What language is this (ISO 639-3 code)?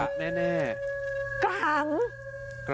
tha